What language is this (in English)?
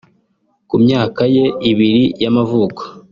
Kinyarwanda